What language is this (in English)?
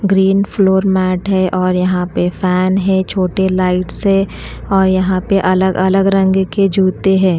Hindi